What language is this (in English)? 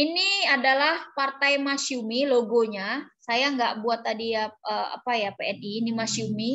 Indonesian